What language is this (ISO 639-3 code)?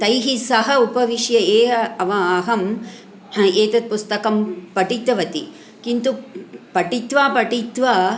san